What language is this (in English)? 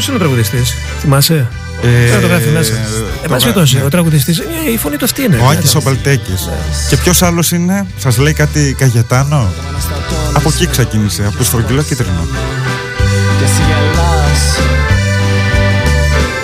Greek